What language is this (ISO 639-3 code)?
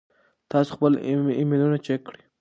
pus